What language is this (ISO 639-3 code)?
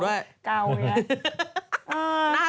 tha